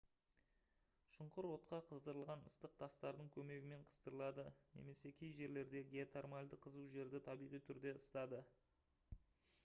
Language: Kazakh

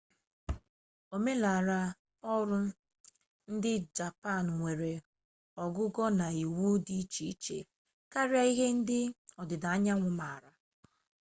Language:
Igbo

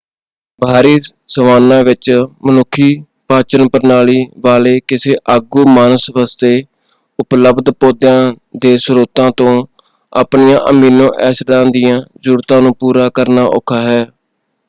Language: Punjabi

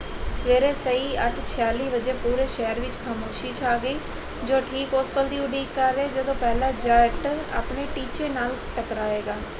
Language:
Punjabi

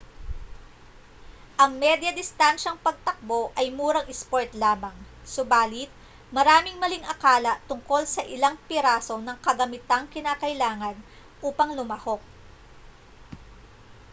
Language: Filipino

